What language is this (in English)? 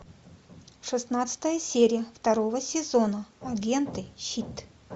Russian